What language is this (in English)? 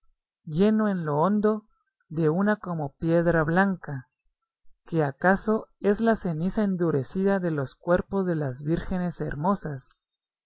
Spanish